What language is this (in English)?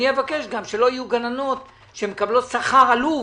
Hebrew